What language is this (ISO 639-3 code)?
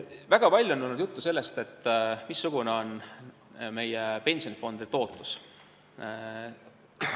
est